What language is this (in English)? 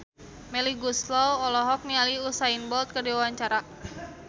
Sundanese